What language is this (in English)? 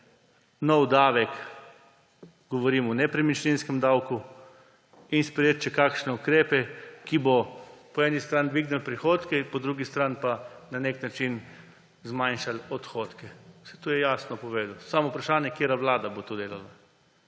Slovenian